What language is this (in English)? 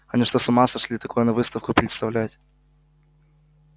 Russian